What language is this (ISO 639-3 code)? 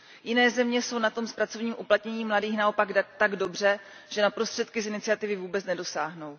ces